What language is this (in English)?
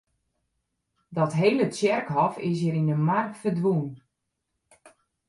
Western Frisian